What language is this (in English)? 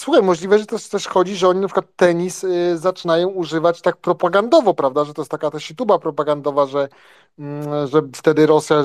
Polish